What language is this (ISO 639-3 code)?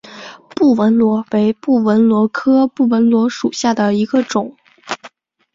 zho